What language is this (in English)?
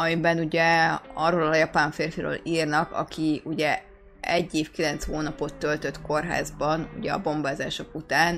Hungarian